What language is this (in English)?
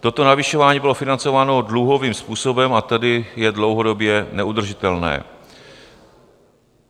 Czech